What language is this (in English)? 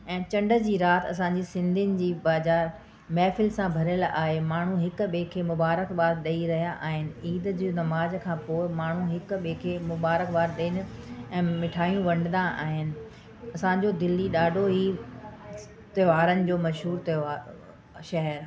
Sindhi